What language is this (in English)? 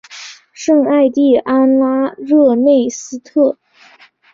Chinese